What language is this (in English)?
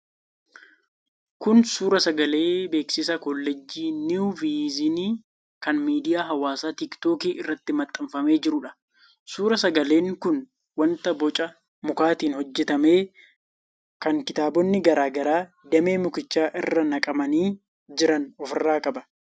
Oromo